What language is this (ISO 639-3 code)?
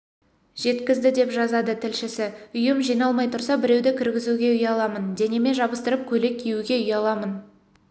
kaz